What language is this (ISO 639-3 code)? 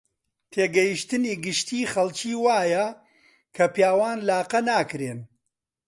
ckb